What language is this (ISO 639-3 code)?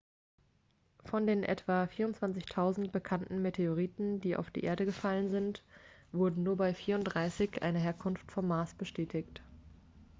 deu